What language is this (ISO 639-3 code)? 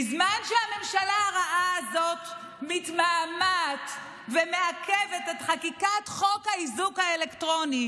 heb